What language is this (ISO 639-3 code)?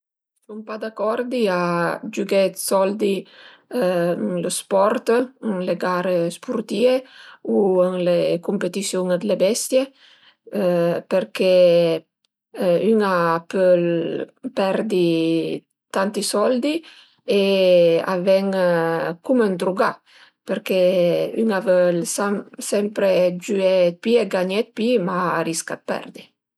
pms